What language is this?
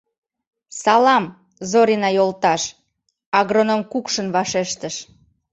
Mari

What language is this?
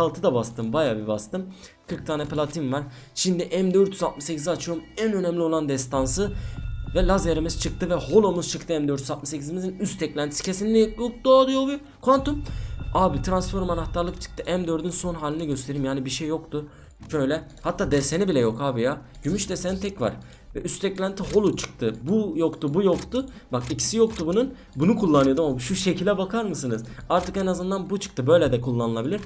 Turkish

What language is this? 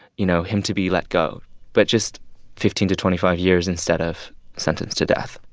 English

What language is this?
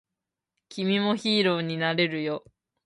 Japanese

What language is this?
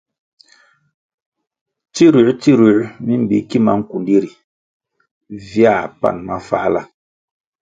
Kwasio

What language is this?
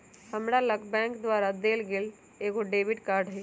Magahi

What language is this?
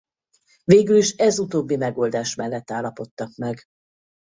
Hungarian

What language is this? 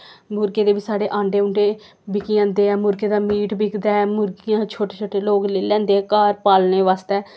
Dogri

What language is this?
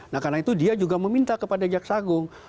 Indonesian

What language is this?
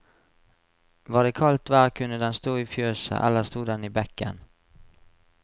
Norwegian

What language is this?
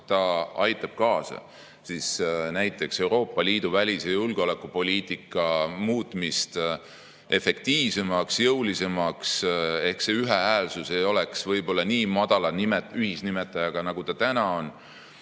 Estonian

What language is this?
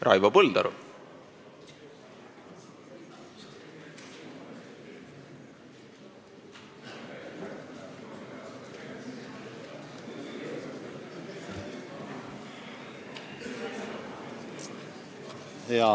Estonian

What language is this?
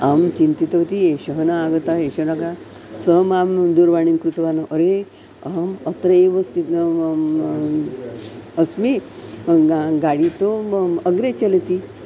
Sanskrit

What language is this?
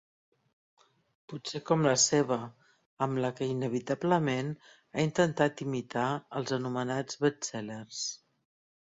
Catalan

